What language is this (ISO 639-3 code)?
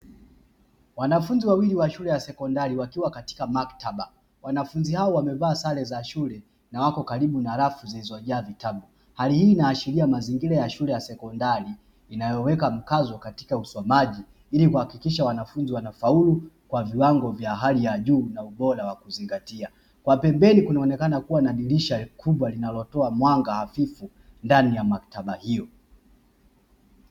swa